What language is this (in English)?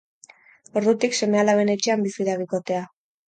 Basque